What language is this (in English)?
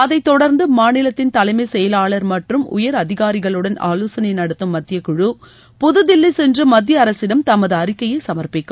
Tamil